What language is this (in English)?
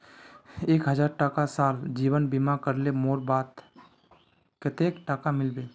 Magahi